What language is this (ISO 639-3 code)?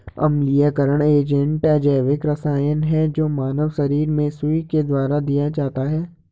hin